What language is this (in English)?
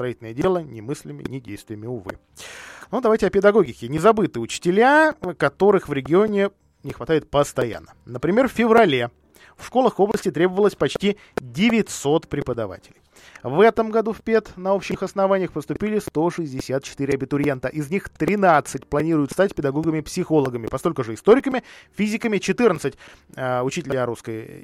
Russian